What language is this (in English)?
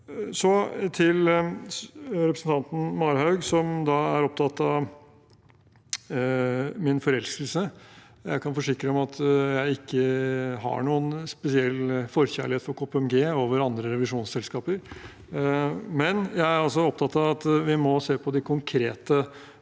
Norwegian